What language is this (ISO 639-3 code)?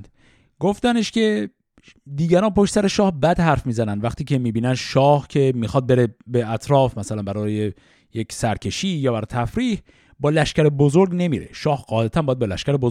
fas